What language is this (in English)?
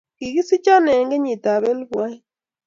Kalenjin